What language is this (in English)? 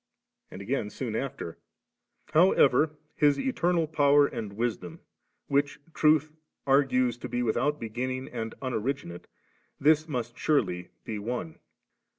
English